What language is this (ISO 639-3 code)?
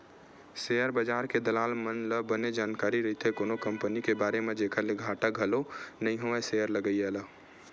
hne